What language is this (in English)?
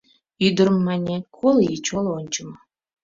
Mari